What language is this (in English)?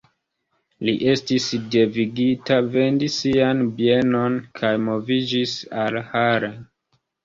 Esperanto